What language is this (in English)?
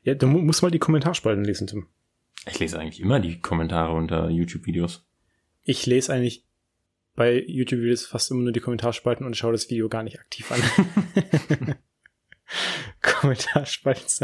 German